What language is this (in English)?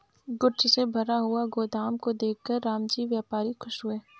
Hindi